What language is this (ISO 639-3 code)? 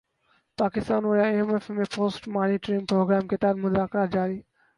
urd